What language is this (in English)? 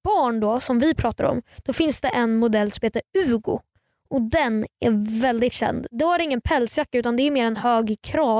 Swedish